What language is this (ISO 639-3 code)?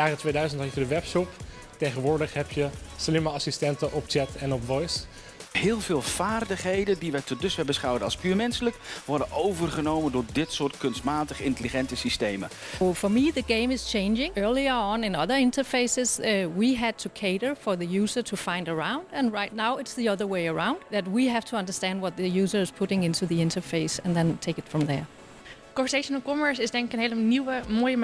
nld